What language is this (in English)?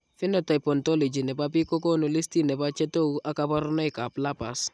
Kalenjin